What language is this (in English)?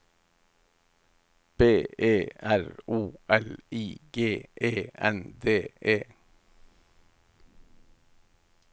Norwegian